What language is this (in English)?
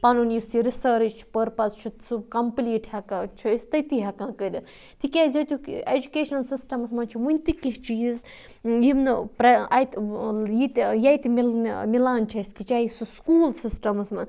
Kashmiri